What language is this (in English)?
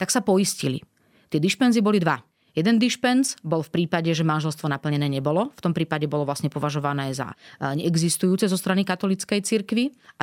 Slovak